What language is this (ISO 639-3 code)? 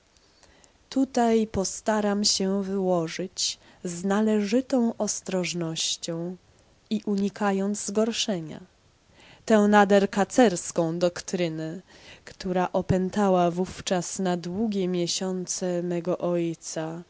pol